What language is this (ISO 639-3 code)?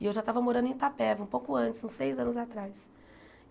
por